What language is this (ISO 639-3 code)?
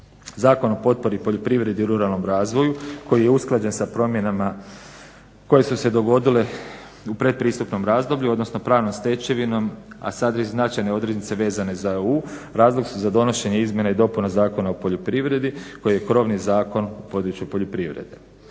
hrv